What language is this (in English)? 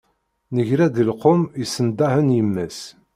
Kabyle